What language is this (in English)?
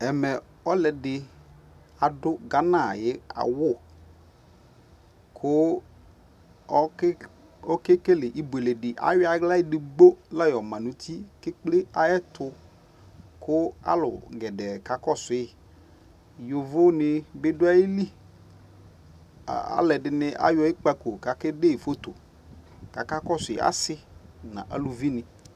Ikposo